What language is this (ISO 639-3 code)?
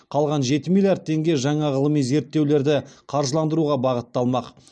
kaz